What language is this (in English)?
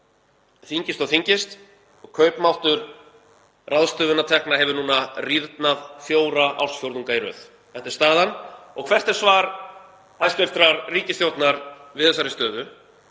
Icelandic